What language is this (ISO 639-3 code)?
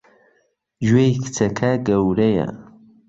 ckb